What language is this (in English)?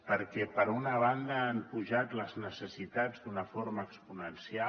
Catalan